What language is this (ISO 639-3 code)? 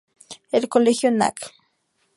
spa